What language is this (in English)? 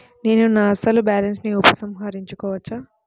Telugu